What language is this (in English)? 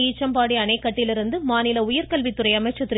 Tamil